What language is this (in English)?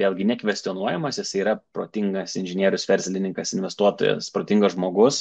Lithuanian